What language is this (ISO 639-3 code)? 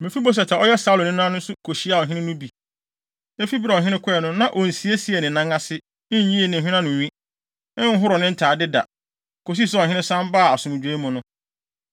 aka